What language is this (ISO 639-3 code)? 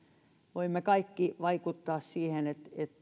fin